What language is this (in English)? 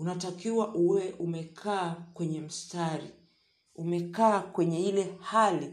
Swahili